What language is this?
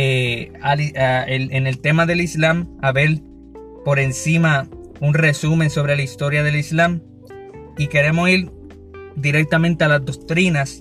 Spanish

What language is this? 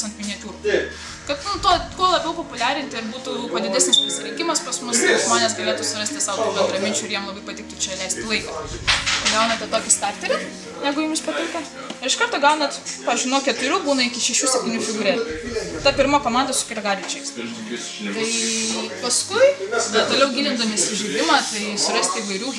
Lithuanian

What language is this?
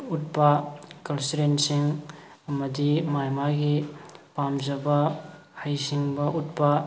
Manipuri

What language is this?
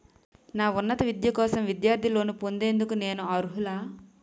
Telugu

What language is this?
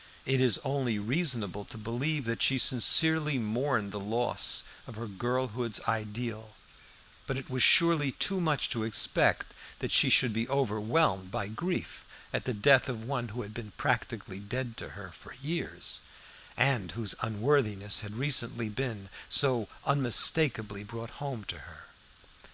English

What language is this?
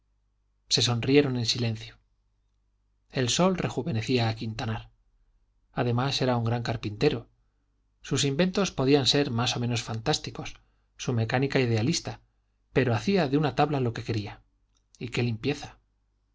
Spanish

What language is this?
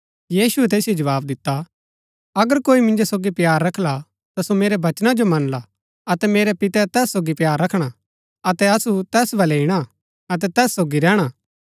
Gaddi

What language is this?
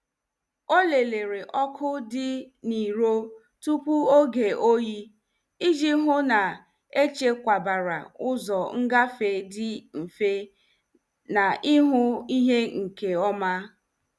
Igbo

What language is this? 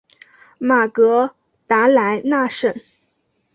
Chinese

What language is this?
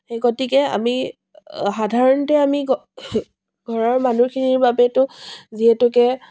Assamese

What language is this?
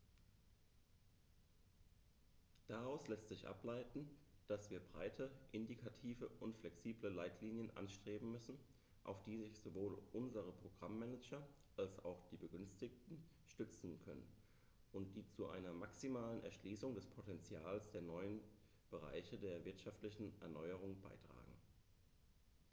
German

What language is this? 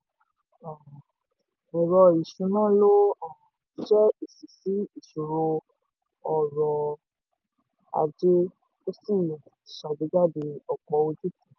Yoruba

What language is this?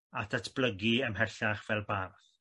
Welsh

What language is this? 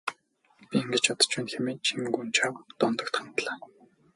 Mongolian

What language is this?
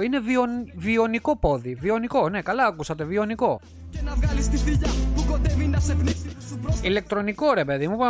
Greek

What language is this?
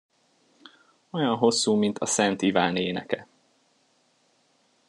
Hungarian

